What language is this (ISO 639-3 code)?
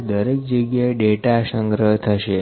guj